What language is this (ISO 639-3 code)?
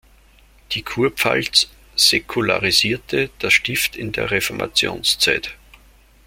deu